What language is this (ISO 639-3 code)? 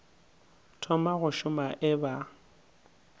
nso